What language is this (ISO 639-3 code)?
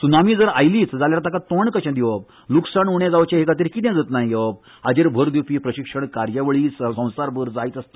kok